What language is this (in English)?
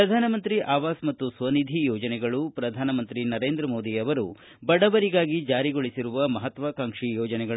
Kannada